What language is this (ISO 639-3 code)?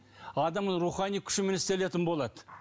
kaz